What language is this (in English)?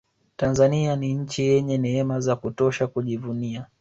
Swahili